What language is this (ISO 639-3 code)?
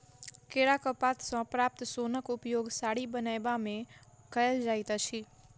mai